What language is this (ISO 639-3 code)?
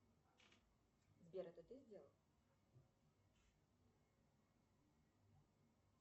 rus